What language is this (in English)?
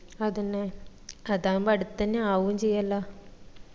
Malayalam